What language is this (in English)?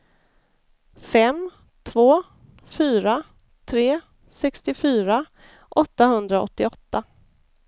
Swedish